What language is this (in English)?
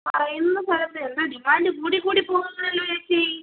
Malayalam